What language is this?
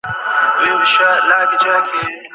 Bangla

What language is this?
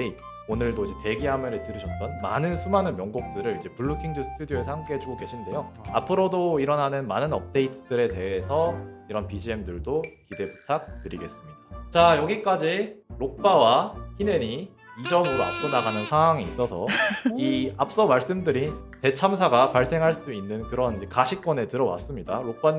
Korean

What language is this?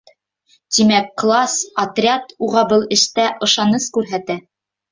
Bashkir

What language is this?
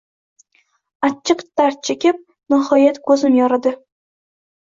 Uzbek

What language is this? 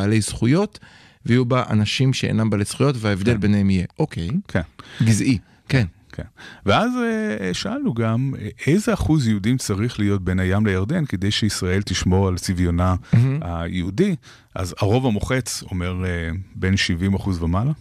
Hebrew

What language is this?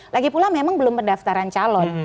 Indonesian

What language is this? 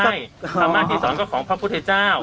Thai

